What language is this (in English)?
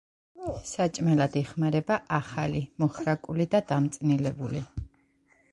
Georgian